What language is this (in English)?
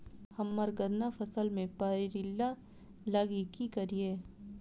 Maithili